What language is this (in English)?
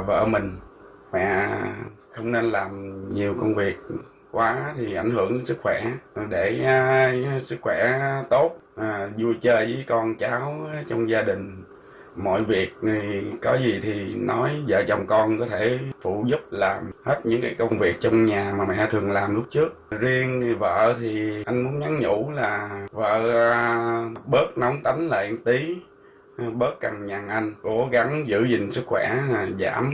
Vietnamese